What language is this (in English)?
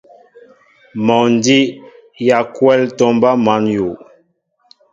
Mbo (Cameroon)